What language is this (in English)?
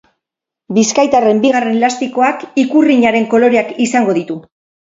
Basque